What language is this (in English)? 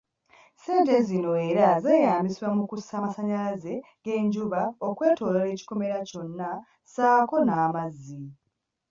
Ganda